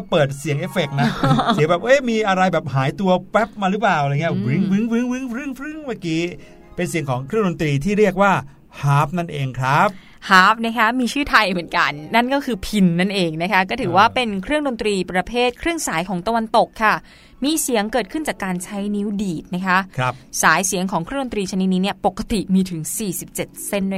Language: Thai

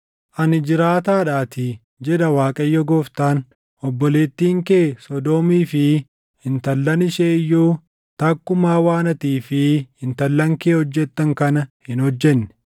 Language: Oromo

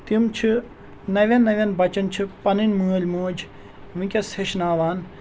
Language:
Kashmiri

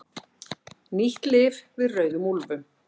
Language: Icelandic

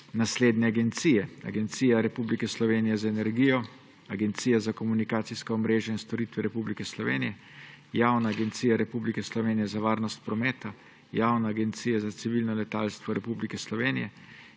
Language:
Slovenian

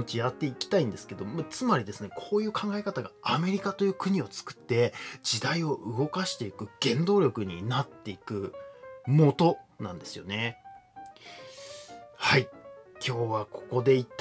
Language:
Japanese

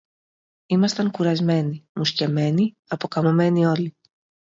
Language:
Greek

